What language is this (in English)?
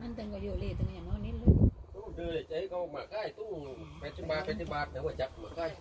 Thai